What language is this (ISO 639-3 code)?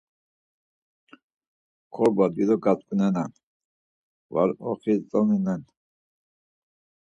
lzz